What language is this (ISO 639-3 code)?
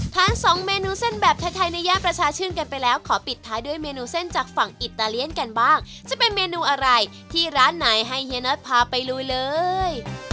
tha